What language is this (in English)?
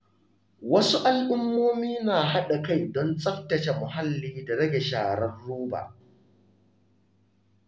Hausa